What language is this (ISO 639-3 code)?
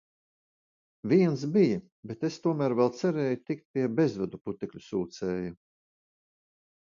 lav